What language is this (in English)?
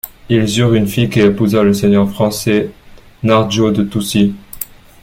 French